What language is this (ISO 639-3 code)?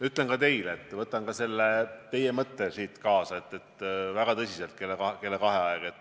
est